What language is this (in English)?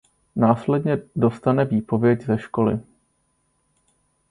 Czech